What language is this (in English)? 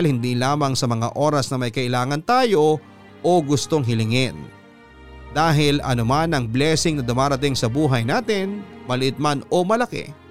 Filipino